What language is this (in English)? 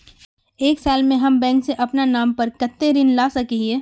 Magahi